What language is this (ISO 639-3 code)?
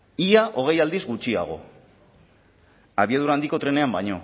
eus